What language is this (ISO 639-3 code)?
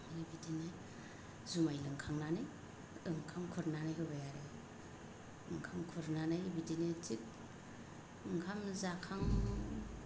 brx